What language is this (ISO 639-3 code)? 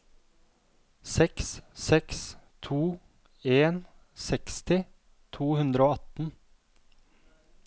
nor